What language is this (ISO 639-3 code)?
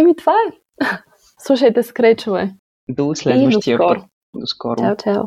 bul